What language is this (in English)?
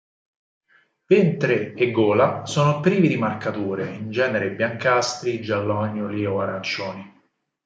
Italian